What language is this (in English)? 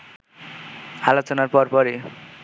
Bangla